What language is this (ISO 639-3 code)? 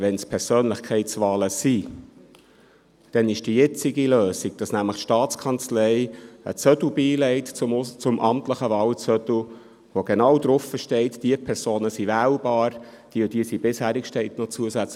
gsw